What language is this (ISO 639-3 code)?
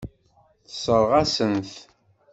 kab